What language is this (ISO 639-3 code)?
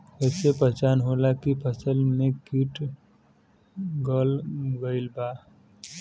bho